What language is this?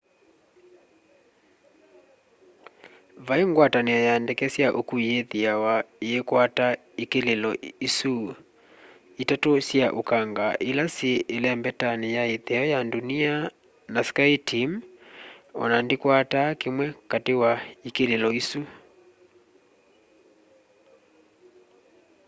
Kamba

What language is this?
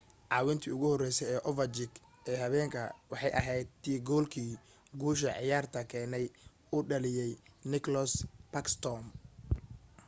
Somali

